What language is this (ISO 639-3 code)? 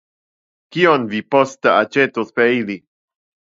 epo